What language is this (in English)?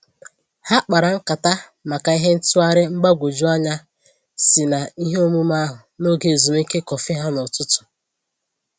Igbo